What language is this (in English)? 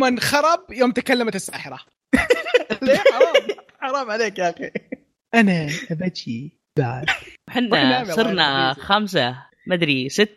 Arabic